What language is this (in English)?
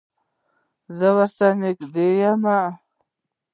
Pashto